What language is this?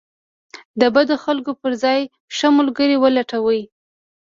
Pashto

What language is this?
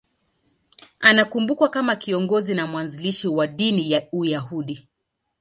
Swahili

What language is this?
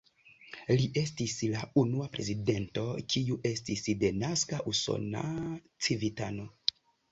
Esperanto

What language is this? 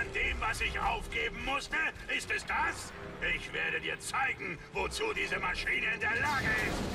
German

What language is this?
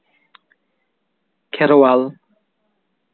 Santali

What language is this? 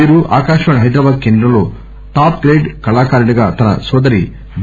Telugu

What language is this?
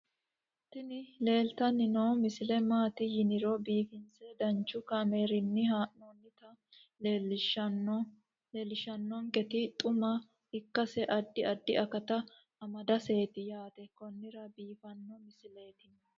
Sidamo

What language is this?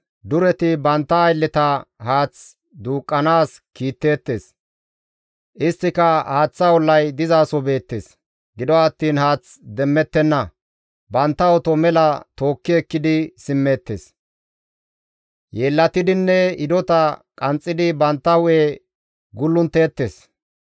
Gamo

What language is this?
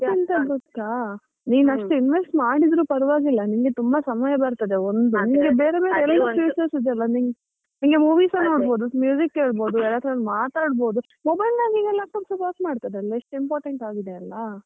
Kannada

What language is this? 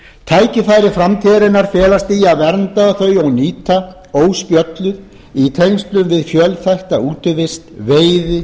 Icelandic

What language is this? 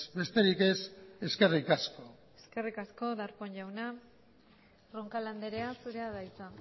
Basque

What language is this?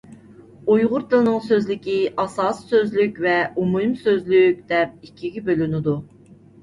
Uyghur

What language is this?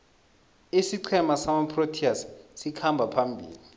South Ndebele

